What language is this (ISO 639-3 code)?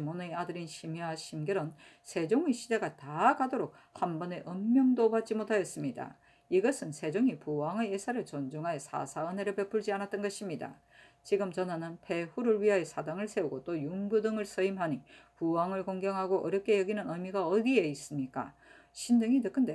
kor